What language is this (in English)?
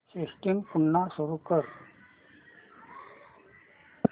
Marathi